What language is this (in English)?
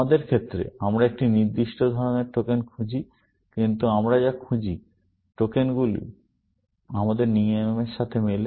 Bangla